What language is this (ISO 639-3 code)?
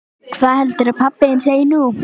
isl